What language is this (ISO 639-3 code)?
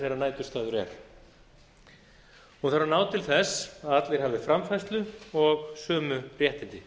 isl